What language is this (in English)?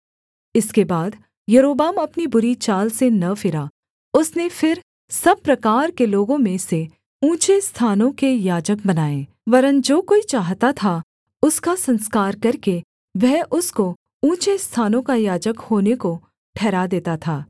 Hindi